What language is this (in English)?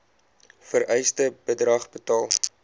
Afrikaans